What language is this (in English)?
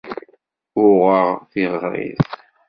Kabyle